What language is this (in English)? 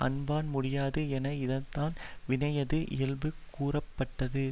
Tamil